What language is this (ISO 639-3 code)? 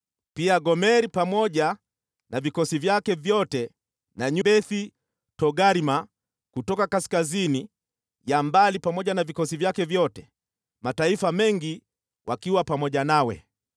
swa